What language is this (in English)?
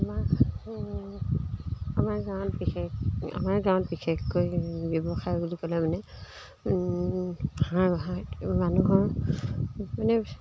Assamese